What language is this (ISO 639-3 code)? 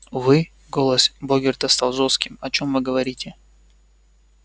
rus